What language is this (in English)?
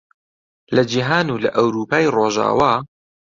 Central Kurdish